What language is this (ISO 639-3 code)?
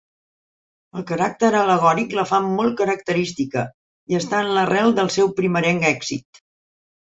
cat